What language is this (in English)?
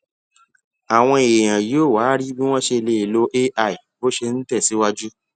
Yoruba